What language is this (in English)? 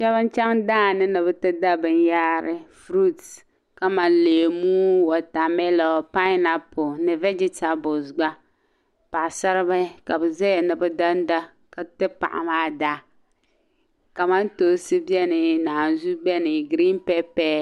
Dagbani